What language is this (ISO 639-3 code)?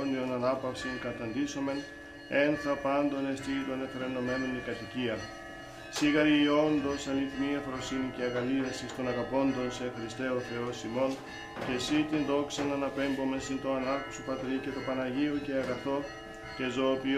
ell